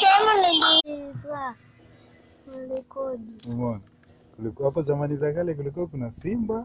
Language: Swahili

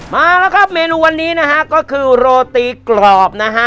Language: Thai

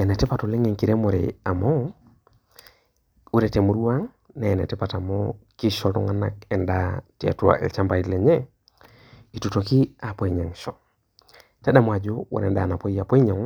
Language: Masai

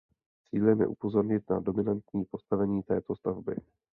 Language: Czech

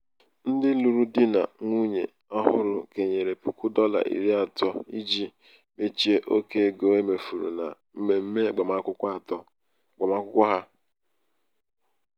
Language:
Igbo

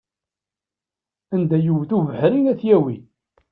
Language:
Kabyle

